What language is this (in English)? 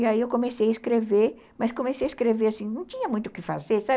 Portuguese